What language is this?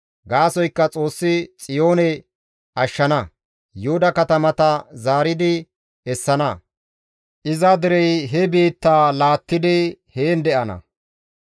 Gamo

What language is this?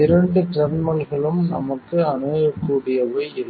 Tamil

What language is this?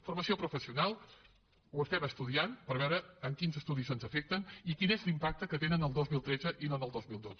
Catalan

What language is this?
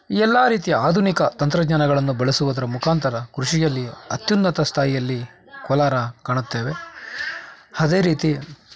Kannada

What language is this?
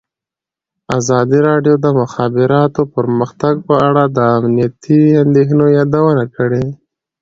Pashto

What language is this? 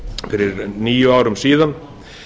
Icelandic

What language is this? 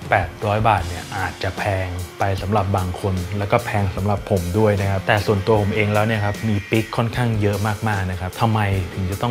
Thai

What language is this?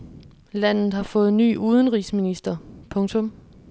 Danish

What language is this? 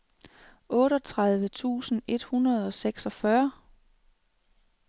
Danish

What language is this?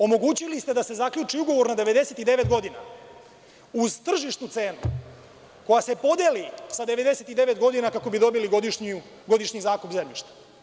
Serbian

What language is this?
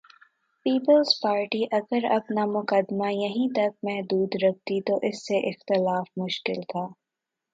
Urdu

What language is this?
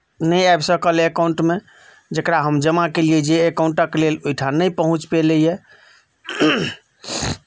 Maithili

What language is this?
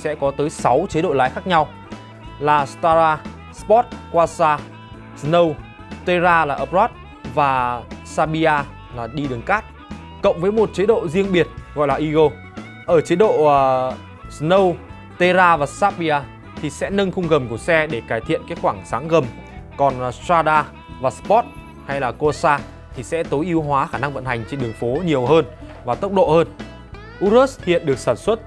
Vietnamese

